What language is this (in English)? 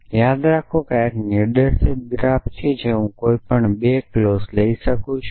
Gujarati